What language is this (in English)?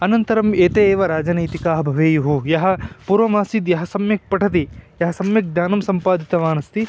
Sanskrit